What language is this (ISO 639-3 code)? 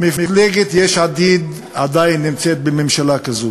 heb